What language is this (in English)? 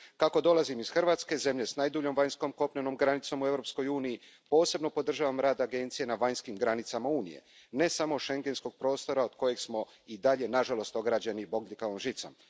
Croatian